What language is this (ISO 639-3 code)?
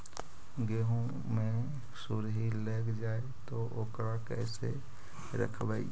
mag